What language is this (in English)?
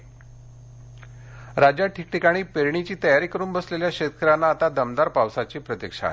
Marathi